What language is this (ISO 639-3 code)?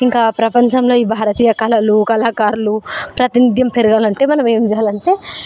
tel